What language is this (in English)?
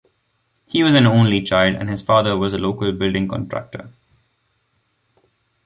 English